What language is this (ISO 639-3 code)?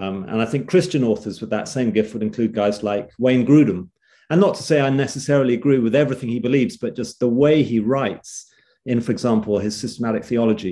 eng